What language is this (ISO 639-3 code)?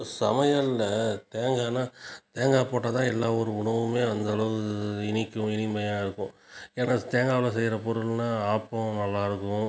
tam